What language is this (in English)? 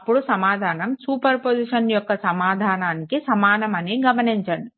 Telugu